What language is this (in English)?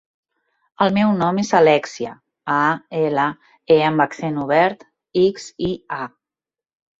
Catalan